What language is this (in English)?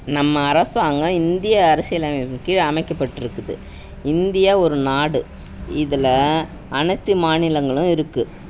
Tamil